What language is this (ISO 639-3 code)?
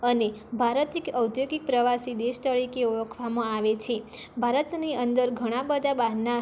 guj